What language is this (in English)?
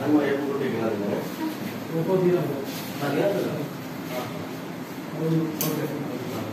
Hindi